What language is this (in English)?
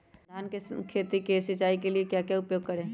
Magahi